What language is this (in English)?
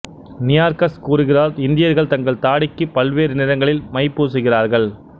Tamil